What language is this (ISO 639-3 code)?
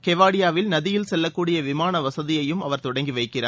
tam